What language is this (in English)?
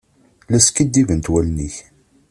Kabyle